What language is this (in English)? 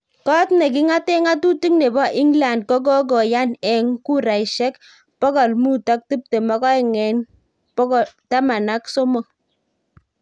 Kalenjin